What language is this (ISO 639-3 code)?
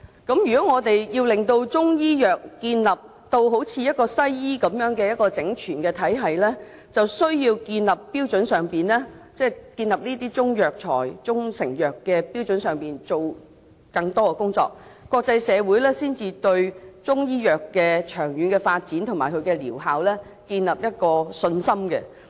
yue